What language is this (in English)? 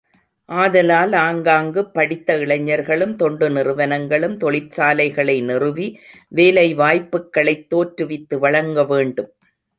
Tamil